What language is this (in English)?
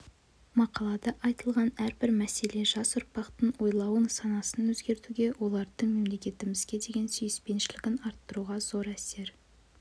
Kazakh